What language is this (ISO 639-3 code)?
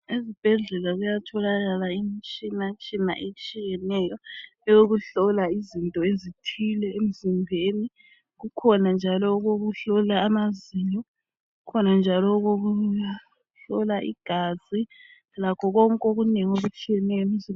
nde